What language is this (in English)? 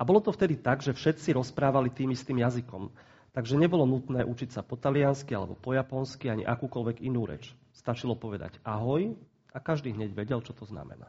Slovak